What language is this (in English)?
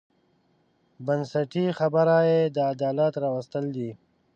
Pashto